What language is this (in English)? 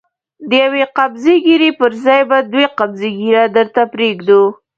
Pashto